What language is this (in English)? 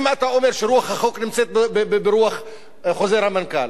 Hebrew